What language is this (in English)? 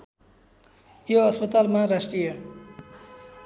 Nepali